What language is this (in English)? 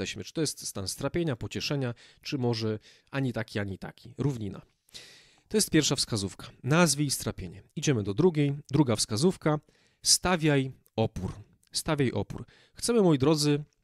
Polish